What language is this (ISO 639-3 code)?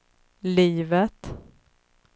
swe